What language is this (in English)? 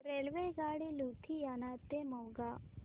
Marathi